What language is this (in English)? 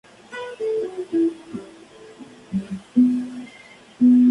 Spanish